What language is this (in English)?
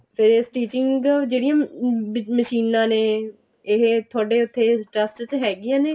Punjabi